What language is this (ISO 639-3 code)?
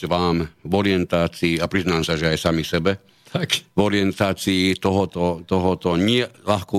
slk